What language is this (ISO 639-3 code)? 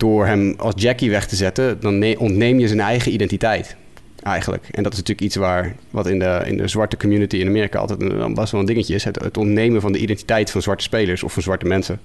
nld